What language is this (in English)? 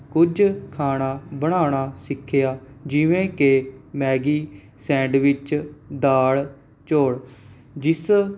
Punjabi